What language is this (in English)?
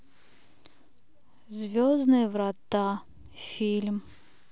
Russian